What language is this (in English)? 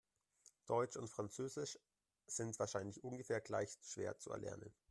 German